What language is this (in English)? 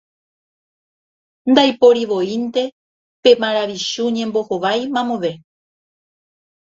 Guarani